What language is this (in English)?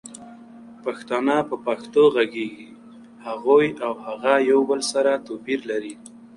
Pashto